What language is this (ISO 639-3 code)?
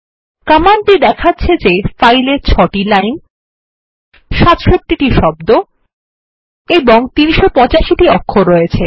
ben